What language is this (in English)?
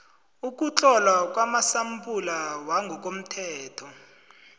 South Ndebele